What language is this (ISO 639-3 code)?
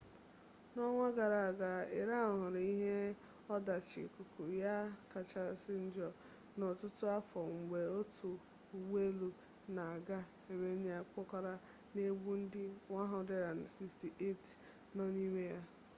ibo